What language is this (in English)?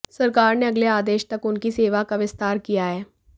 Hindi